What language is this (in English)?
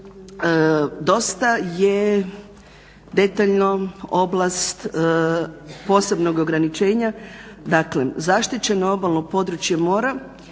Croatian